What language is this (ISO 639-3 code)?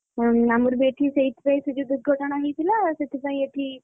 ori